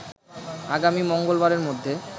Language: Bangla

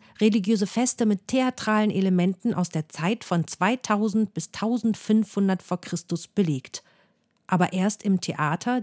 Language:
German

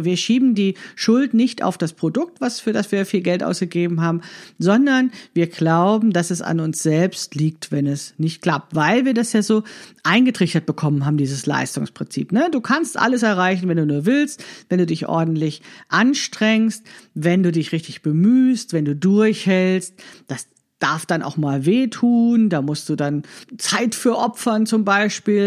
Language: German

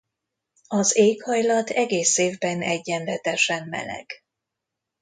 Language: Hungarian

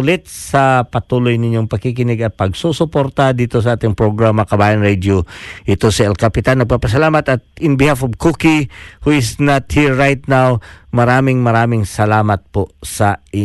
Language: Filipino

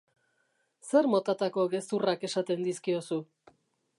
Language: Basque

